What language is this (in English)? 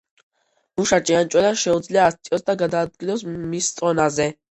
Georgian